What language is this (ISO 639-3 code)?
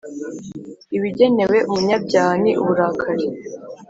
kin